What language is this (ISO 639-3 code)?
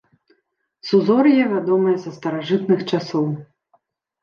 bel